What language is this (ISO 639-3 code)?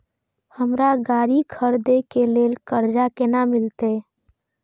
mai